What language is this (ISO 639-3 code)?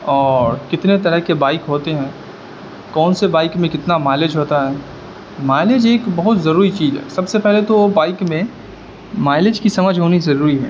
urd